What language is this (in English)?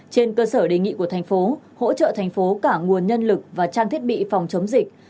Vietnamese